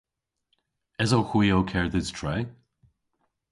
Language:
Cornish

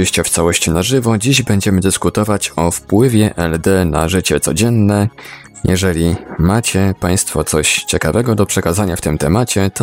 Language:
Polish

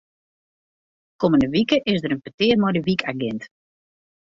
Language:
Western Frisian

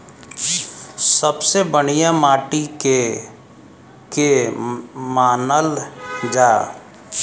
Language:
Bhojpuri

